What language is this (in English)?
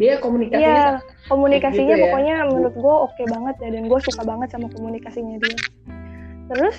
Indonesian